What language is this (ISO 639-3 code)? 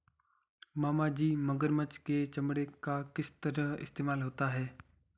hin